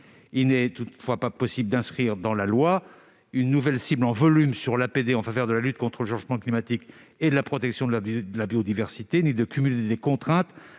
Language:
French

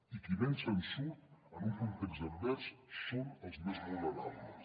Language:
Catalan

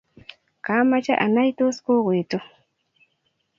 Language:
Kalenjin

